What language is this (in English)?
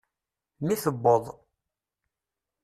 Kabyle